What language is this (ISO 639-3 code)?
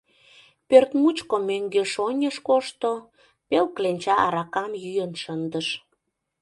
chm